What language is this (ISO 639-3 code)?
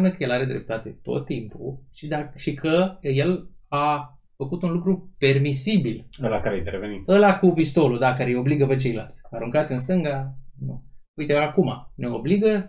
ron